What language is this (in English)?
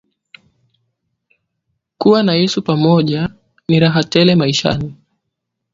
Swahili